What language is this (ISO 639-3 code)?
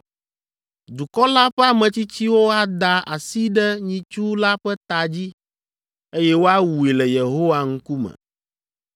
ewe